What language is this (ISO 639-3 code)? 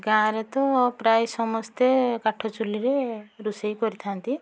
ori